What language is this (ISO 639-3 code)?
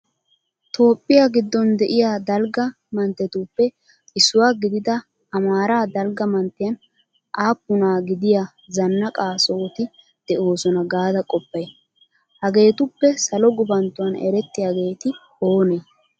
wal